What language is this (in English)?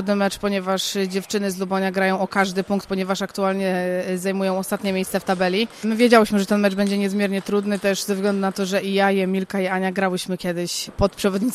Polish